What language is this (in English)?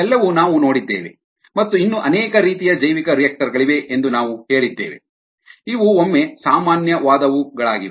Kannada